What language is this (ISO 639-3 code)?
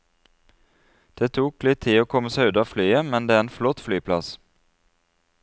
nor